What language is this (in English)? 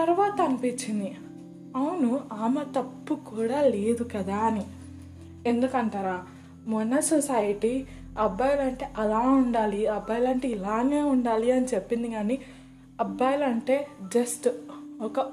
Telugu